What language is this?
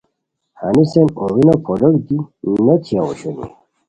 Khowar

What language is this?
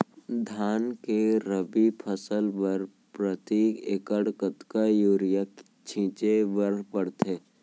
Chhattisgarhi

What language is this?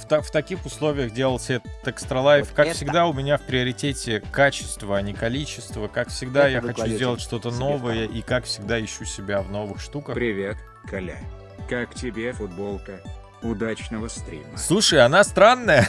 Russian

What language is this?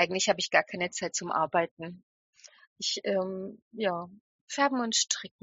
German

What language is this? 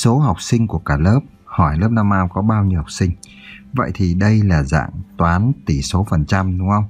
Vietnamese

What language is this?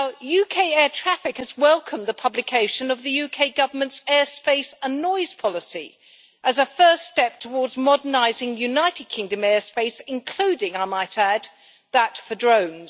English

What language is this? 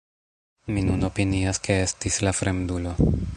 Esperanto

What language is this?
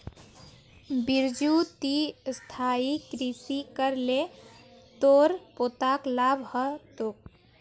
Magahi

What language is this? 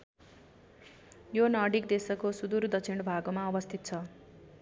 Nepali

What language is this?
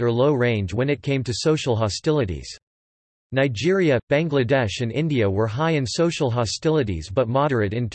English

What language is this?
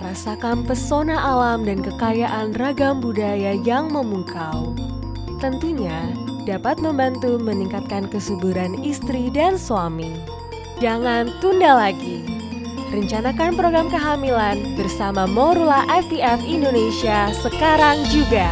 Indonesian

